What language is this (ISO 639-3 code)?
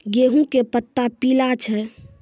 mai